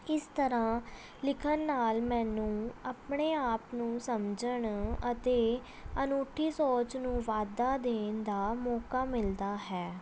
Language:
Punjabi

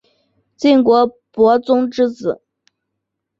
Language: Chinese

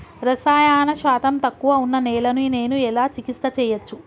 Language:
Telugu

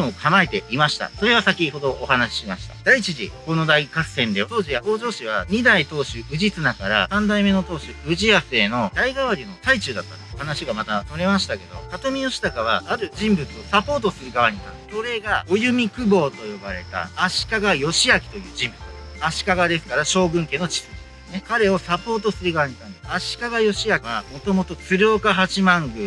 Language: Japanese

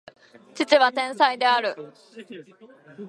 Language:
Japanese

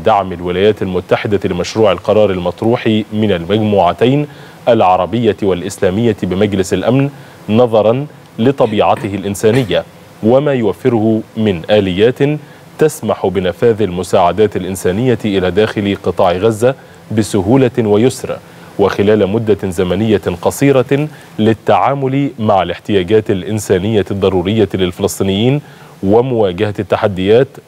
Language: Arabic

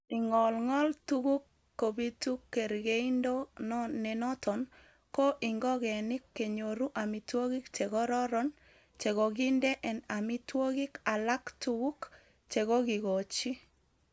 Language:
Kalenjin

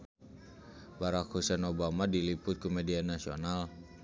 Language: Sundanese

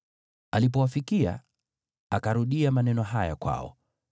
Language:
Swahili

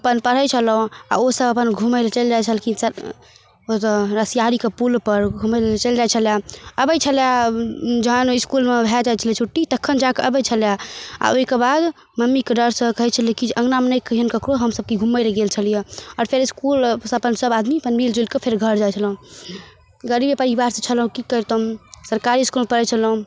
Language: Maithili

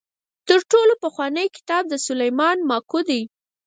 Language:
Pashto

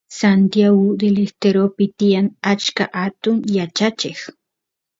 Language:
Santiago del Estero Quichua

